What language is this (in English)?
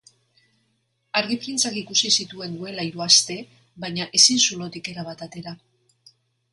Basque